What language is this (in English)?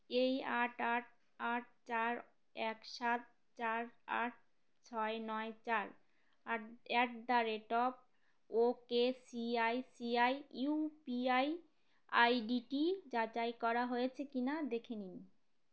Bangla